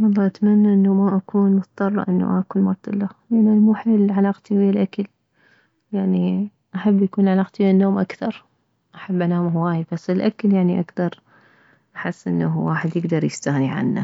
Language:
Mesopotamian Arabic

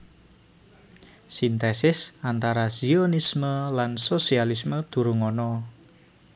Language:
Javanese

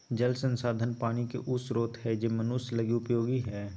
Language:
Magahi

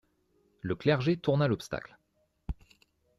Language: French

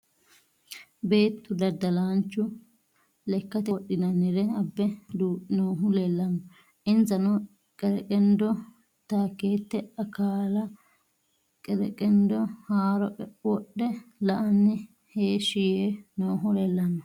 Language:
Sidamo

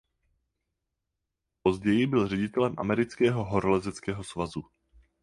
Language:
Czech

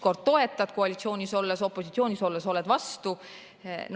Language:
Estonian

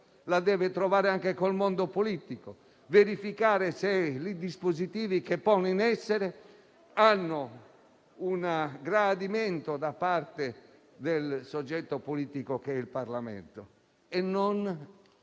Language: Italian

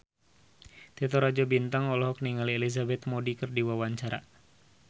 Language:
Sundanese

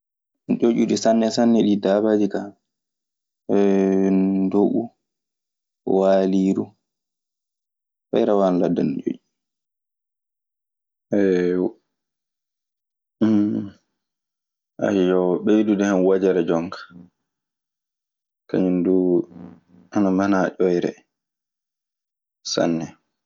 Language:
Maasina Fulfulde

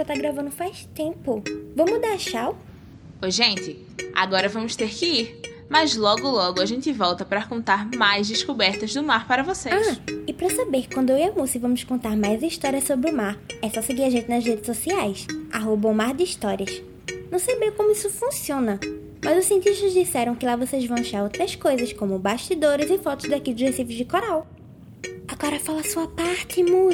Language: Portuguese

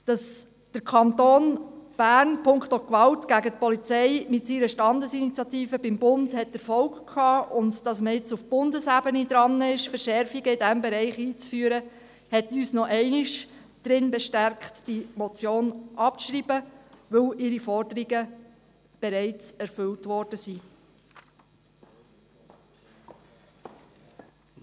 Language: Swiss German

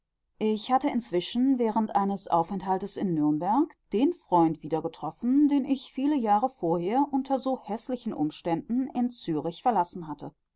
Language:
German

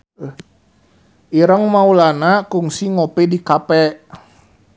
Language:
Sundanese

